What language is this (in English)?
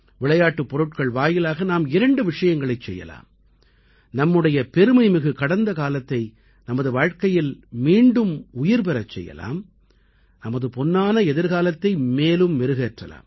Tamil